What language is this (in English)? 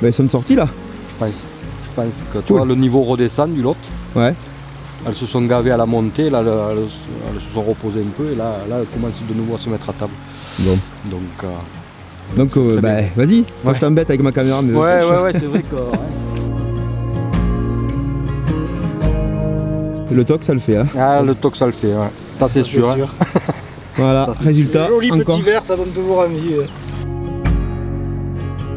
French